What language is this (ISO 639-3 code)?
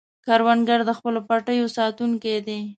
pus